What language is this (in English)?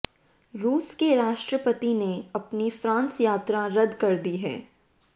Hindi